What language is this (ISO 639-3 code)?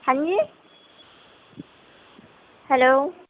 urd